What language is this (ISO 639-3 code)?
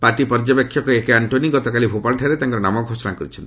ori